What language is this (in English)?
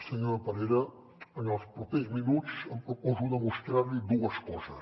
Catalan